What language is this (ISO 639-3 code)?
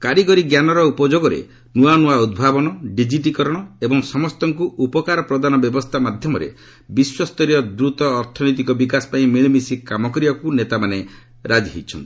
ori